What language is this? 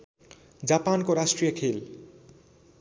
Nepali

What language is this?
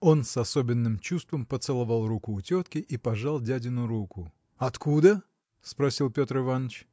Russian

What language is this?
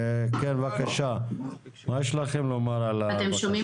Hebrew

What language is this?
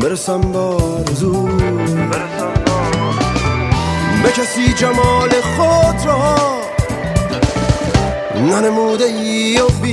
Persian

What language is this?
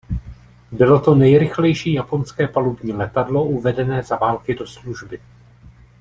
Czech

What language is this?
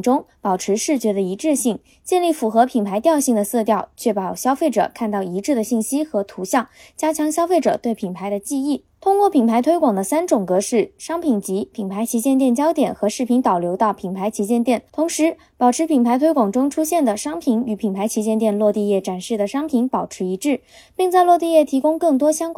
Chinese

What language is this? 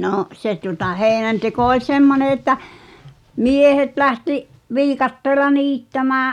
Finnish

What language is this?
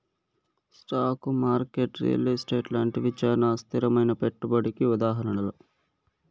Telugu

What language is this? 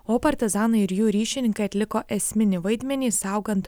Lithuanian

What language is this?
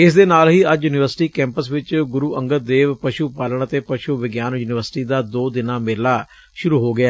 Punjabi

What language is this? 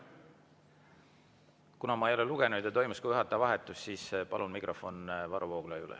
Estonian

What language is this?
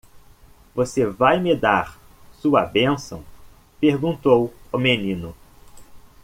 Portuguese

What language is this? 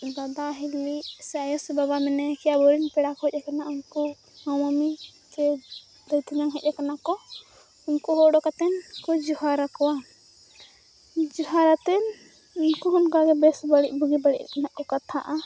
Santali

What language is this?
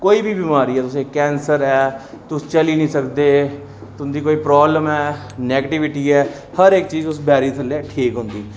Dogri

